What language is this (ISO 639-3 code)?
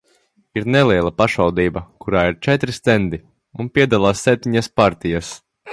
lav